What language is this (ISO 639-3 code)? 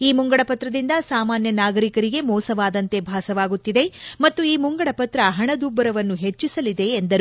kan